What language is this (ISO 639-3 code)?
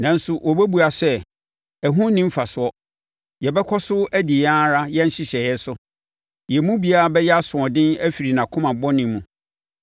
aka